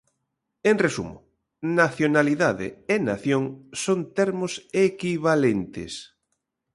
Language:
Galician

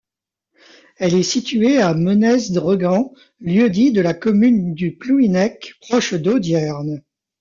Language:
French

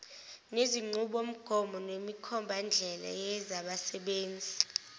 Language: Zulu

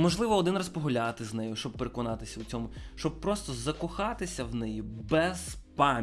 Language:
Ukrainian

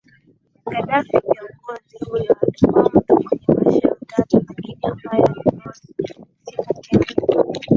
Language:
Swahili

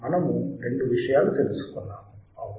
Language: Telugu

